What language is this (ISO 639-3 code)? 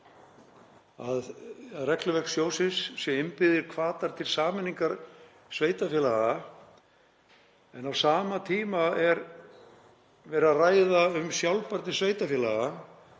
isl